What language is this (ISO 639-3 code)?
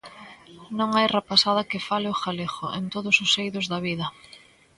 glg